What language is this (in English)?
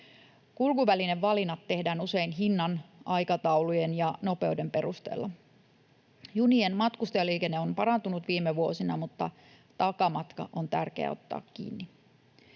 Finnish